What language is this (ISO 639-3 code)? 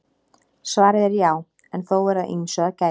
isl